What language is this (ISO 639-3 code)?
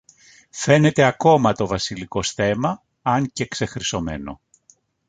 ell